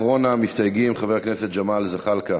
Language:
Hebrew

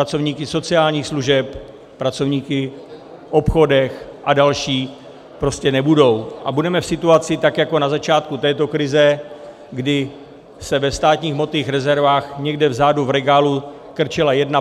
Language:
Czech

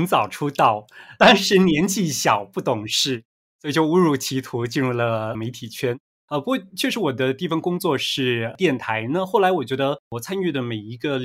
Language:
Chinese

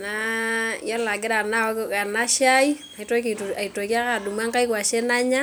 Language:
Masai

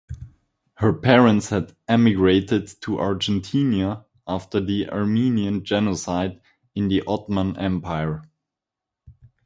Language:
English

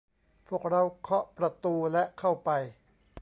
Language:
Thai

